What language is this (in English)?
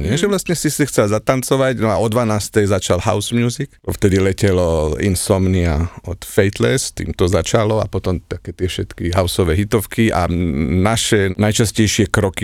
Slovak